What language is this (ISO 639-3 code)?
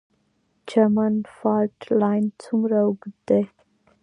pus